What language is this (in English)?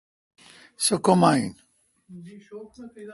Kalkoti